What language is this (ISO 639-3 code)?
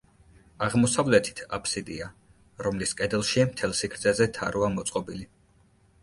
kat